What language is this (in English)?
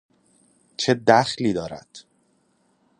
Persian